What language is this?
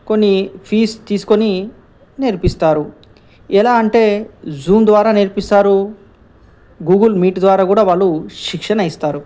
Telugu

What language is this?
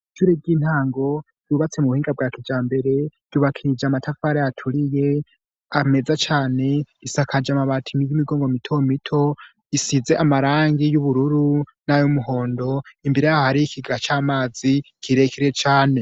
Rundi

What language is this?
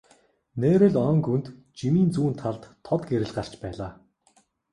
Mongolian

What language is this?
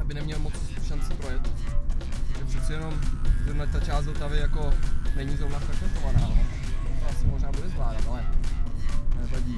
Czech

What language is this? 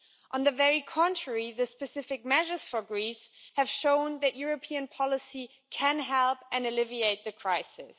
English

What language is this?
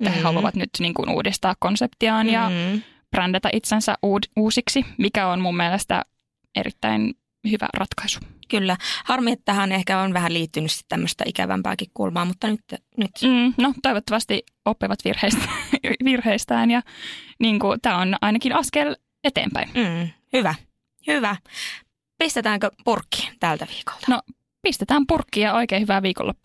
Finnish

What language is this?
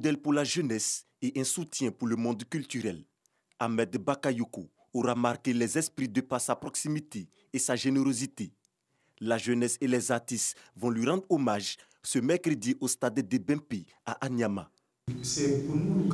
French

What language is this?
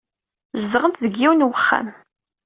Kabyle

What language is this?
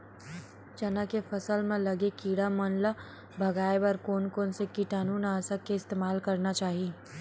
Chhattisgarhi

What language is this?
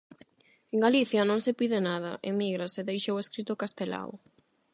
Galician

